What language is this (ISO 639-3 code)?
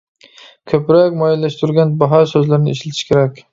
uig